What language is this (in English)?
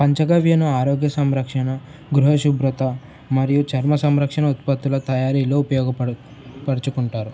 Telugu